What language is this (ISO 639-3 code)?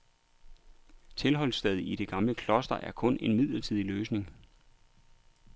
dan